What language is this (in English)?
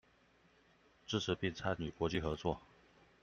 Chinese